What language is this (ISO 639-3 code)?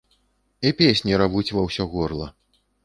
bel